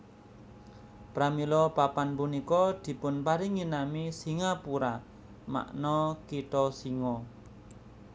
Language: Javanese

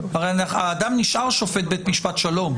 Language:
Hebrew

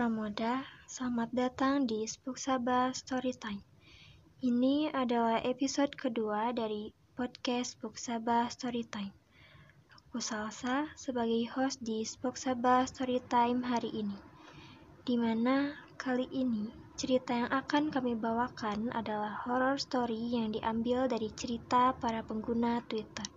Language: Indonesian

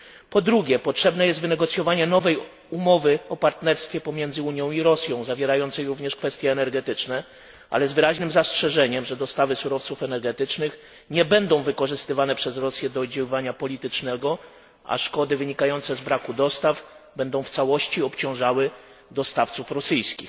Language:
Polish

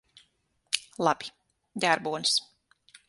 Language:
Latvian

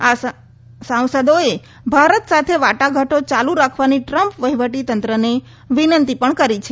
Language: Gujarati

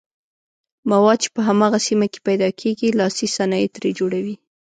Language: Pashto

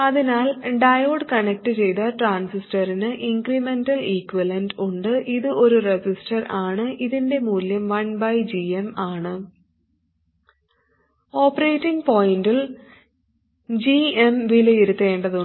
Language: Malayalam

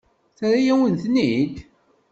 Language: Kabyle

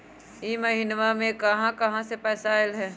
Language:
Magahi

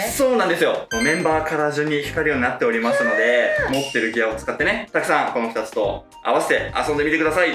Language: Japanese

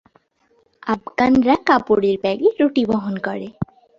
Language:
Bangla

